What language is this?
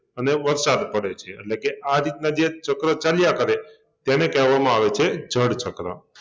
Gujarati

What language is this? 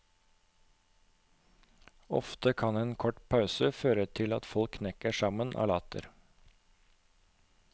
Norwegian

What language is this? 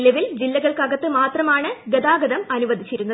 Malayalam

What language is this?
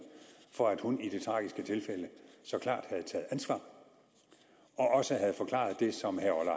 Danish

